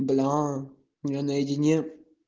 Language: Russian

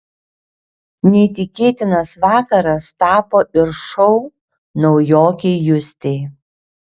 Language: Lithuanian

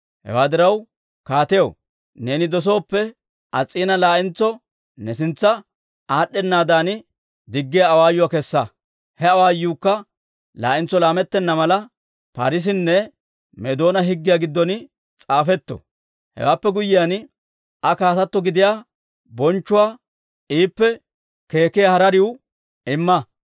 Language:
Dawro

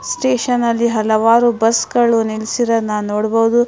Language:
Kannada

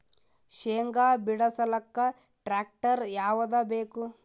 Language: Kannada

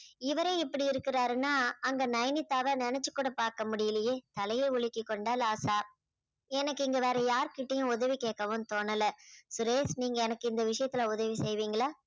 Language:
Tamil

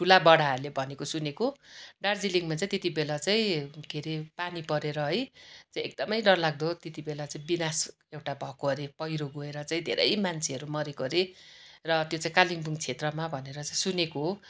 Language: Nepali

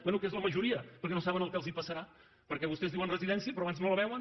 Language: Catalan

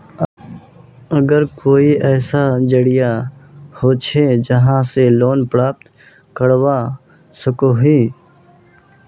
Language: Magahi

